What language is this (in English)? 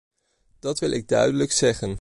Dutch